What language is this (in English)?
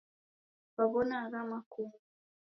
Taita